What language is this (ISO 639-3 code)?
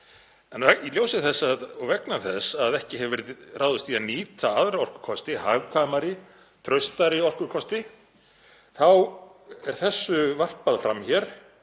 isl